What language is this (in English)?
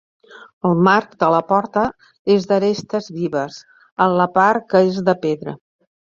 Catalan